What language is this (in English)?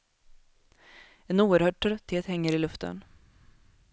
Swedish